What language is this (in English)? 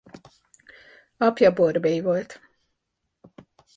Hungarian